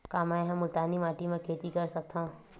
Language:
Chhattisgarhi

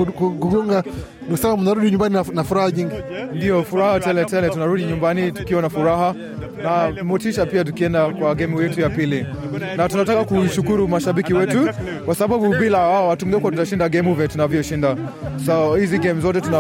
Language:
Swahili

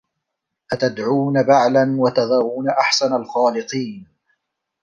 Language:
Arabic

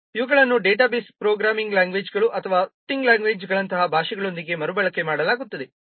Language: Kannada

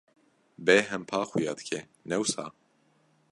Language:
Kurdish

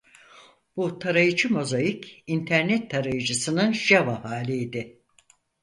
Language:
Turkish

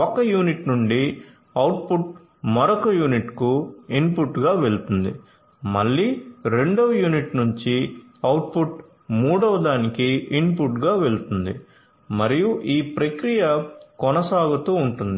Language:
Telugu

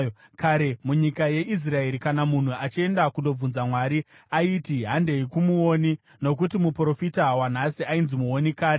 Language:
Shona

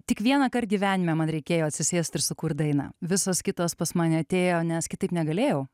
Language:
Lithuanian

